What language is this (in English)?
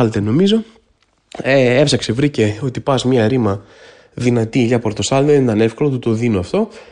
Greek